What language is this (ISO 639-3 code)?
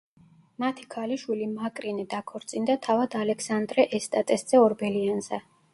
kat